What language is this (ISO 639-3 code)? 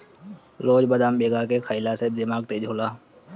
bho